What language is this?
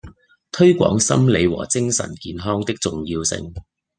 Cantonese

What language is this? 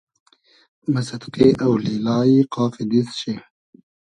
Hazaragi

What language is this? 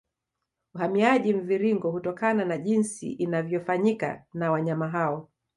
Swahili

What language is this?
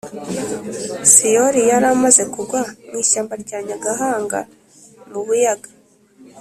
Kinyarwanda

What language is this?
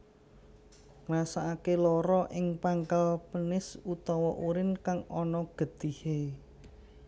Javanese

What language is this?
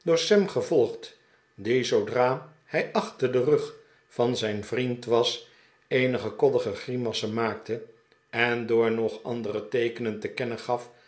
Dutch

